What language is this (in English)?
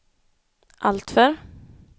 Swedish